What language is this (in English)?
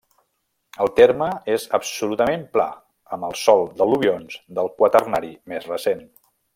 Catalan